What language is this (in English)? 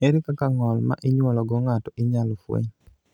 Luo (Kenya and Tanzania)